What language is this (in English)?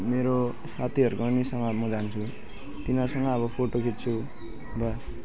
Nepali